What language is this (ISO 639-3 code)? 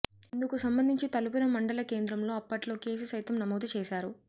tel